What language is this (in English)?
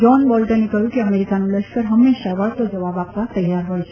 Gujarati